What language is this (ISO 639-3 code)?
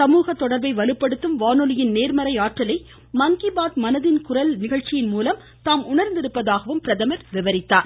tam